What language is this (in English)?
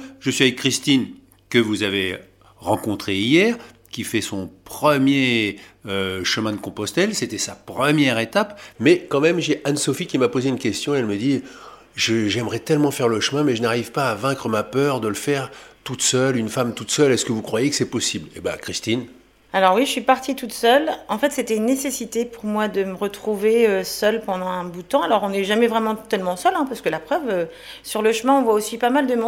French